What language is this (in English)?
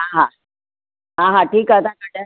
Sindhi